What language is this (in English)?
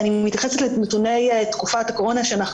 Hebrew